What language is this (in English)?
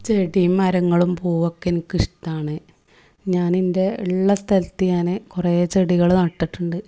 Malayalam